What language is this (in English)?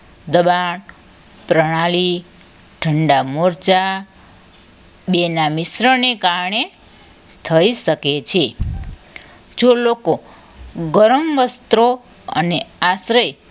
Gujarati